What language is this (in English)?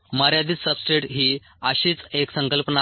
Marathi